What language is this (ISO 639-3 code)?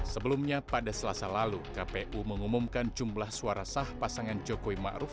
ind